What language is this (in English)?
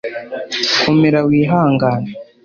Kinyarwanda